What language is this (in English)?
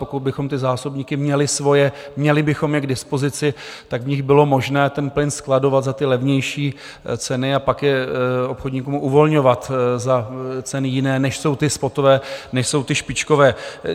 Czech